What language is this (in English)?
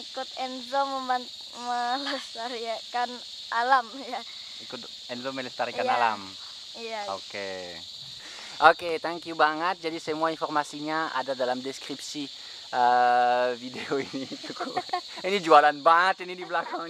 Indonesian